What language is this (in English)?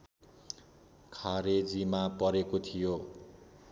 Nepali